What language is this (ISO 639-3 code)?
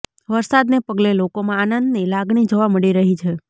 guj